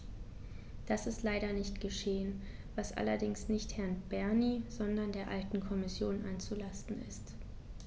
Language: German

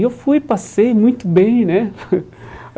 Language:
Portuguese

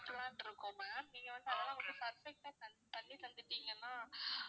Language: Tamil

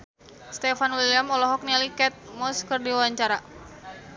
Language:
Sundanese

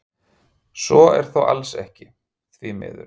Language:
Icelandic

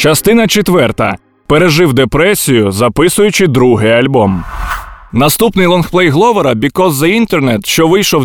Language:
Ukrainian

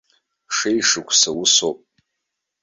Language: Abkhazian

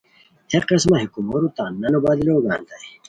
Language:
Khowar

